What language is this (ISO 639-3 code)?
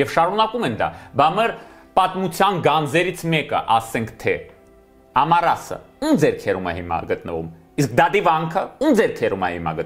ron